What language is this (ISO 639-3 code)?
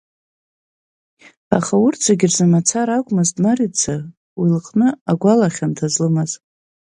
abk